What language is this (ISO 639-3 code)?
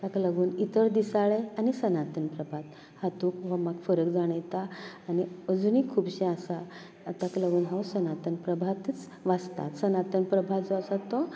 kok